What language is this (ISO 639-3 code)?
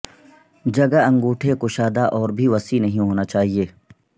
urd